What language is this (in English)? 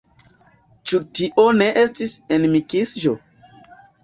Esperanto